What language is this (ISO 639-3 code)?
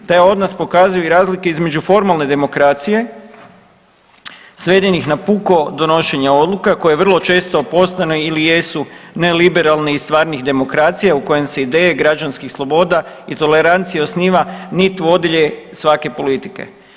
hrv